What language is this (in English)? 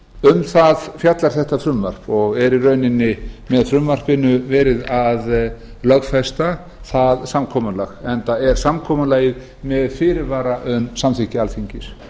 Icelandic